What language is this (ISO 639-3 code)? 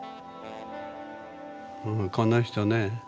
jpn